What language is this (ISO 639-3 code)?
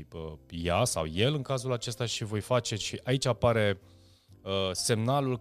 ron